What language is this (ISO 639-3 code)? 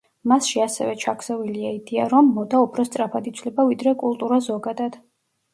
kat